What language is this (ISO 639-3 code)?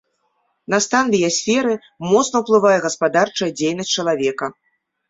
bel